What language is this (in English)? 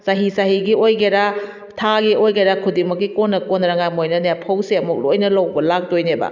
Manipuri